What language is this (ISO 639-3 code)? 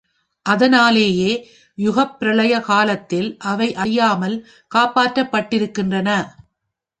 tam